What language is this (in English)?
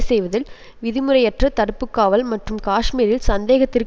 Tamil